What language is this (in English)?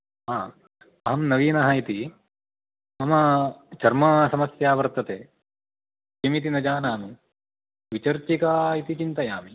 Sanskrit